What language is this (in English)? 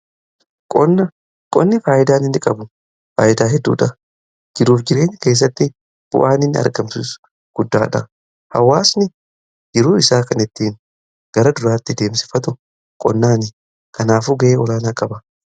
Oromo